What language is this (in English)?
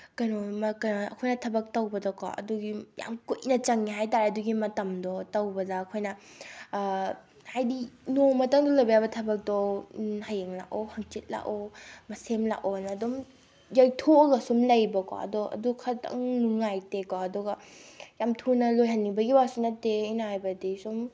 Manipuri